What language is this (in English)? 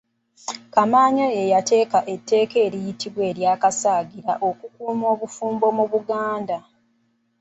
Ganda